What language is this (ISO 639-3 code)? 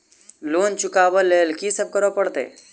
mai